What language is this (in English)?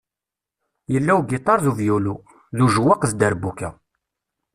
Kabyle